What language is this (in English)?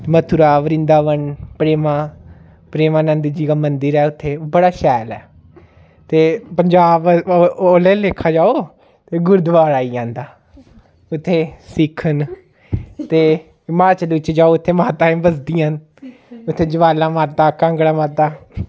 Dogri